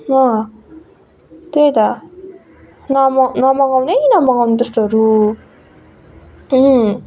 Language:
Nepali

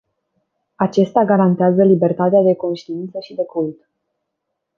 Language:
Romanian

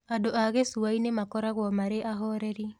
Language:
Kikuyu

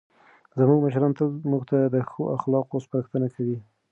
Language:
Pashto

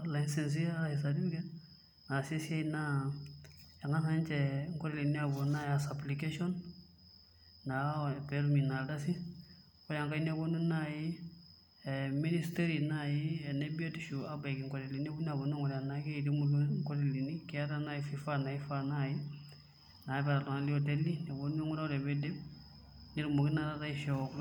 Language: Masai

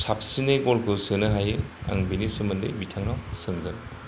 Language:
Bodo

